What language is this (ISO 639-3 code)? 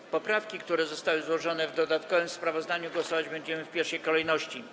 pol